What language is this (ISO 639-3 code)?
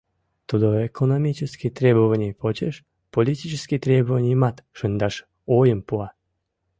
chm